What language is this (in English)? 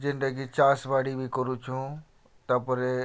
Odia